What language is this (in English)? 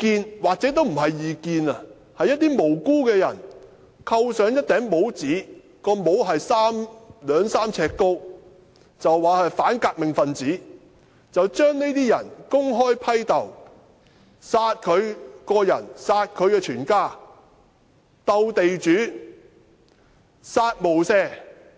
Cantonese